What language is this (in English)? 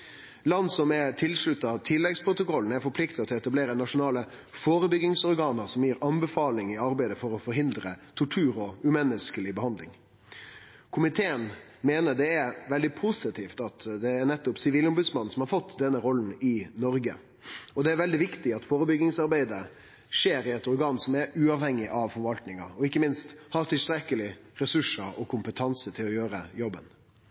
Norwegian Nynorsk